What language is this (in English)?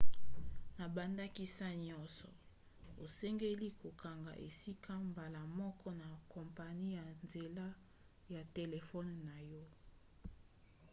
Lingala